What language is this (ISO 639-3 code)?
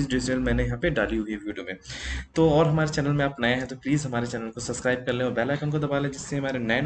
hin